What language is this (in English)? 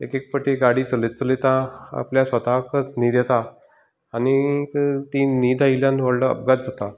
Konkani